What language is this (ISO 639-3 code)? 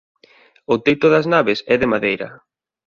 glg